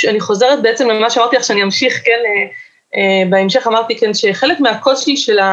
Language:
Hebrew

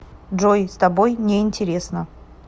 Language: Russian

